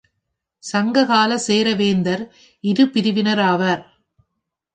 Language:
Tamil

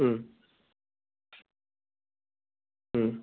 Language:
Bodo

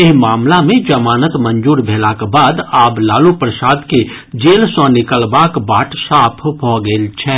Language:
Maithili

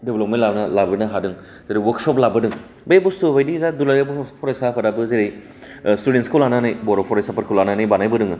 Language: Bodo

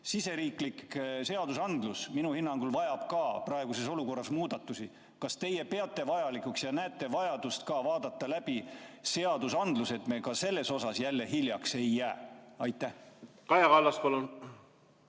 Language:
Estonian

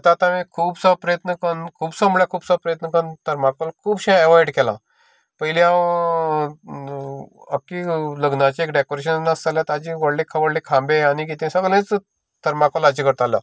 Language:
Konkani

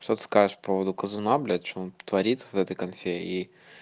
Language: Russian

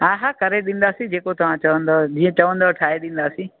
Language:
Sindhi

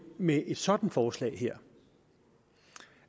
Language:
Danish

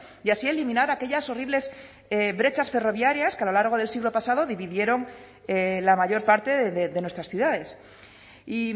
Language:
Spanish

